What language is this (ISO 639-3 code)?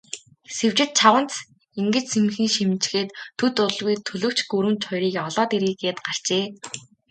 mon